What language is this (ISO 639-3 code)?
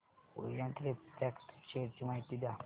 mar